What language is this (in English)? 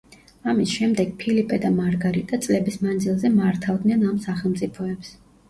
Georgian